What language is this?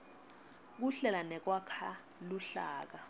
Swati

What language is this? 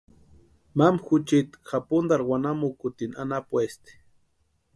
Western Highland Purepecha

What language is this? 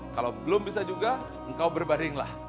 Indonesian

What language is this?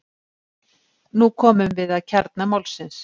Icelandic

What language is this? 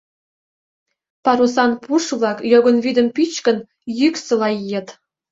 Mari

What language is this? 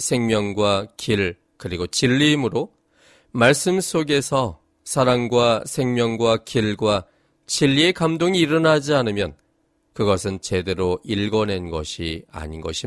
Korean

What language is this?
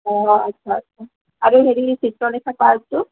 Assamese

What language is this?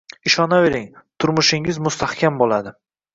Uzbek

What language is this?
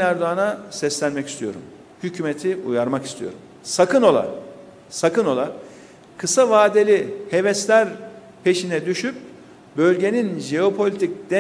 Turkish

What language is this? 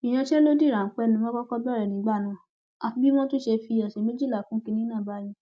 Yoruba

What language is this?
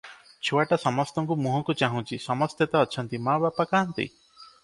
Odia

